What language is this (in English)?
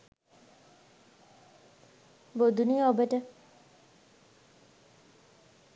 Sinhala